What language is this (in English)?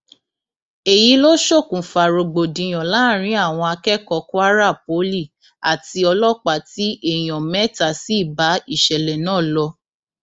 Yoruba